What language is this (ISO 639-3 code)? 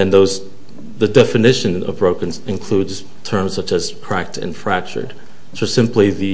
eng